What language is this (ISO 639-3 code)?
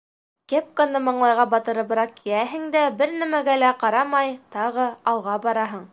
bak